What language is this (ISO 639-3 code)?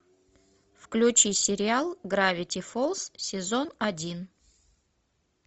rus